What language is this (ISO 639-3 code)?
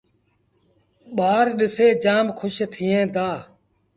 sbn